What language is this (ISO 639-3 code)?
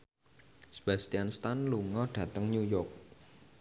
jav